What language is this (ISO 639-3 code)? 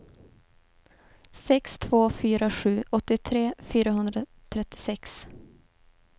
swe